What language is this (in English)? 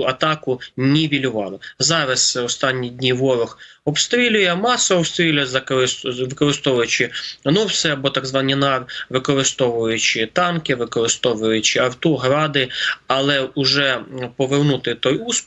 Ukrainian